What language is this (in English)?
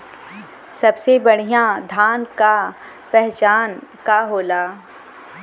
Bhojpuri